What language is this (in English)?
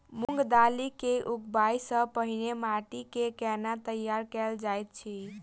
Maithili